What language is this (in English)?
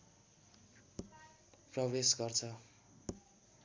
Nepali